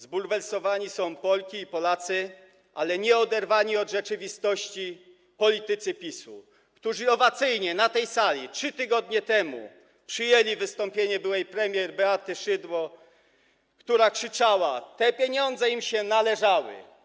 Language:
Polish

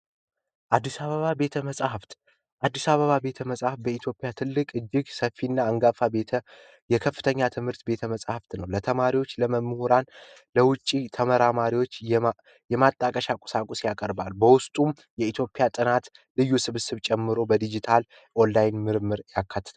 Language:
Amharic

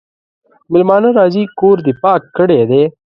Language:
Pashto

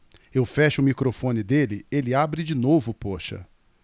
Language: Portuguese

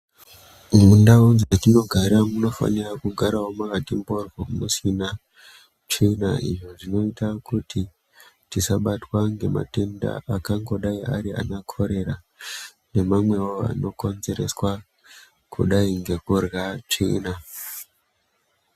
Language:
Ndau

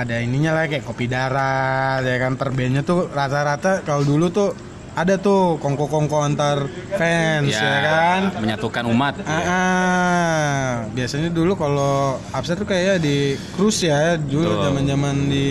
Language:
Indonesian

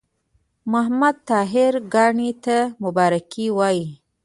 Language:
Pashto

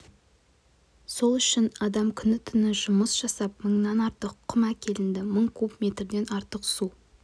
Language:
Kazakh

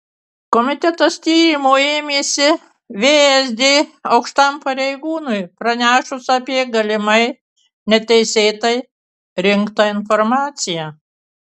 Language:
Lithuanian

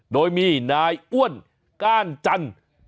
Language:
Thai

